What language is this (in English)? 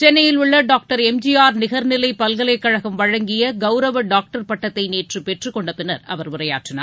Tamil